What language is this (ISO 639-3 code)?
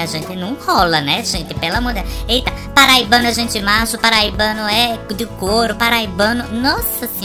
por